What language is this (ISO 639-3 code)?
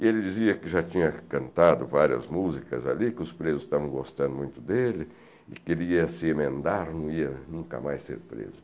por